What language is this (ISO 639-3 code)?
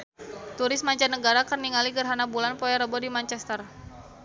sun